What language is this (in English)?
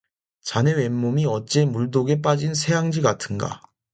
Korean